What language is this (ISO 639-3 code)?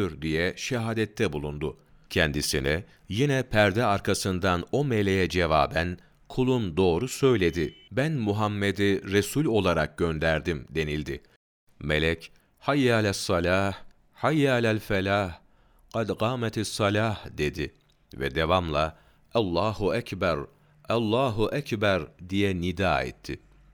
tur